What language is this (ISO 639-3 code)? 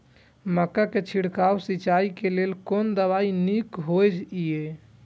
mai